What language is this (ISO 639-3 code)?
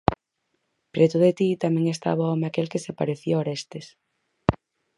glg